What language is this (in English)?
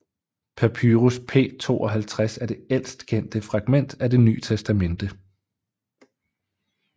Danish